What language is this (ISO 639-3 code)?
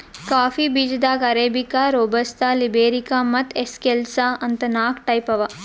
kan